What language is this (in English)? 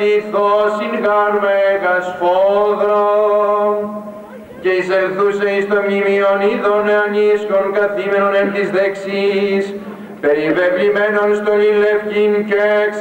Greek